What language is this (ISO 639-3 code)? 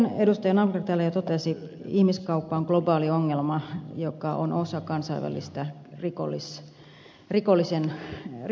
fin